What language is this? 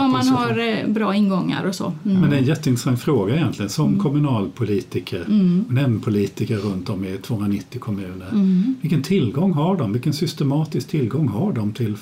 Swedish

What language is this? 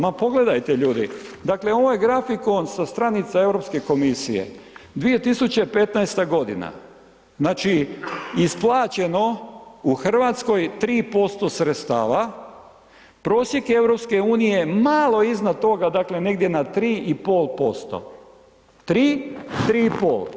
Croatian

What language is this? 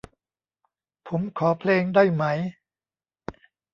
Thai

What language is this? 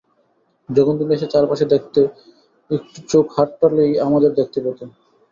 Bangla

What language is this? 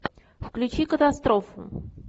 Russian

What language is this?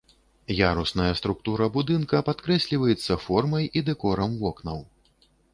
Belarusian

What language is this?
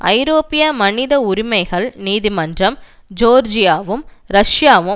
Tamil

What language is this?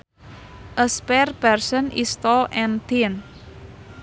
Sundanese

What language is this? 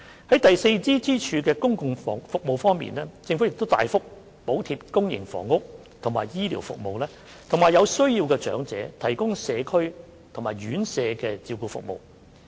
Cantonese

